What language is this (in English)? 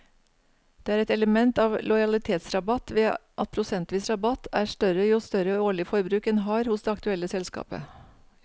Norwegian